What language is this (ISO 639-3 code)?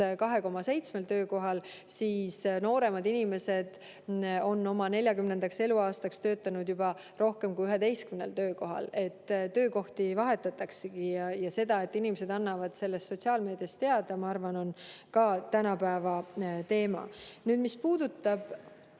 est